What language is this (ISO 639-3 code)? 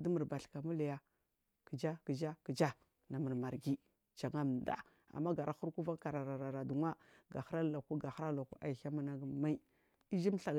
mfm